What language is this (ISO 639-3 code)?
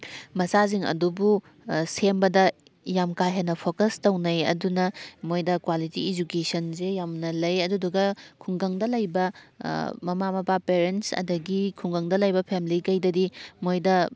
mni